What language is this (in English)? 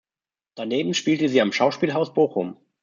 German